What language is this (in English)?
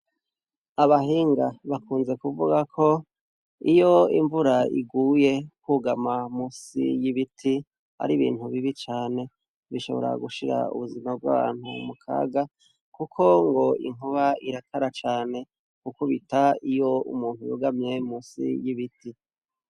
Rundi